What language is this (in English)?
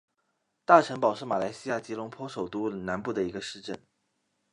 Chinese